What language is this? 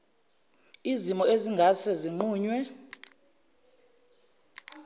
Zulu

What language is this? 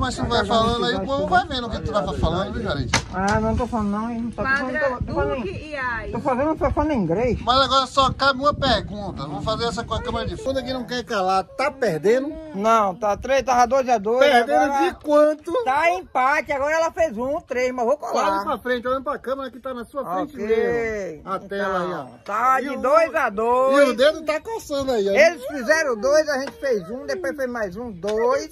Portuguese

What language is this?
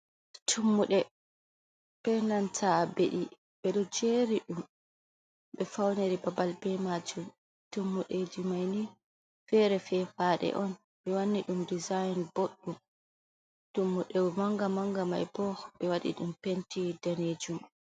Fula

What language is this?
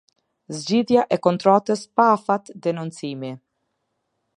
Albanian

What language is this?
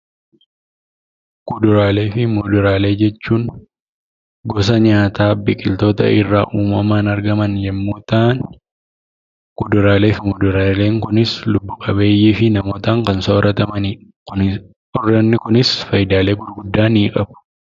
Oromo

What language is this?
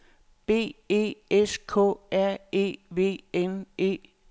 Danish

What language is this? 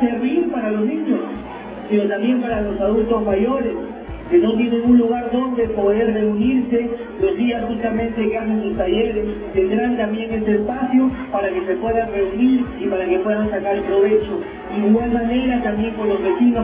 Spanish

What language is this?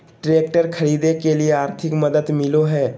Magahi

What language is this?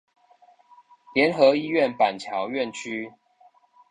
Chinese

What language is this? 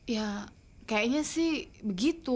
Indonesian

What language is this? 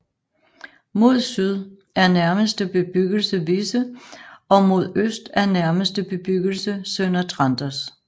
Danish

